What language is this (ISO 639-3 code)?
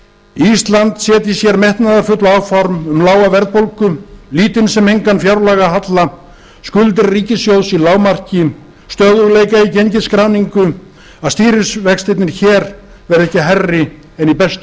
isl